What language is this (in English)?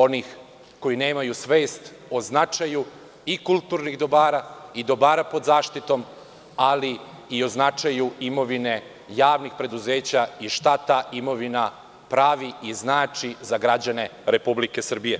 Serbian